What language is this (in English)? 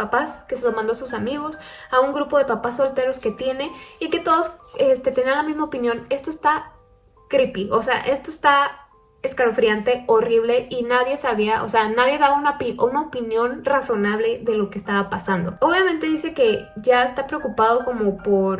Spanish